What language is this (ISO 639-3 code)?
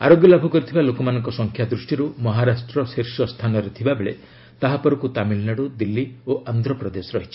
ori